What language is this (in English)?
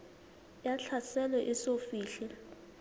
Southern Sotho